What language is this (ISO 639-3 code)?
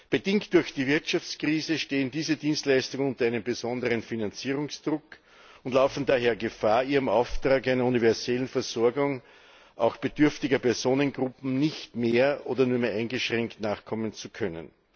deu